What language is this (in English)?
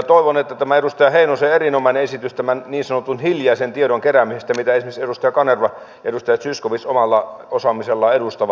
Finnish